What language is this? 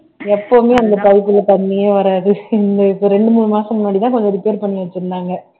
Tamil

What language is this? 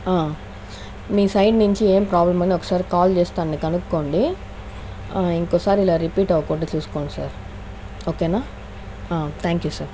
Telugu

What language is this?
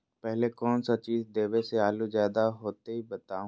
Magahi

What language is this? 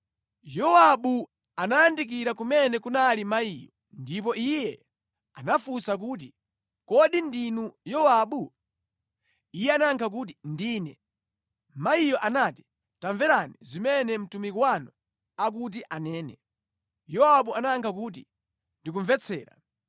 Nyanja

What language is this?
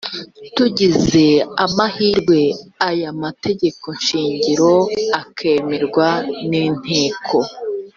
Kinyarwanda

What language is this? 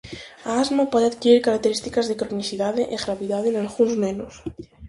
Galician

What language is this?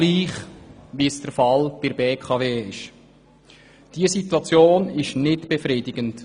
Swiss German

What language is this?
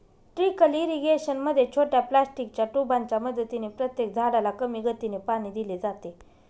Marathi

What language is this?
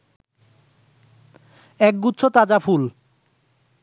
Bangla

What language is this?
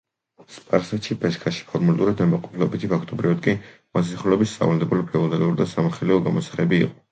Georgian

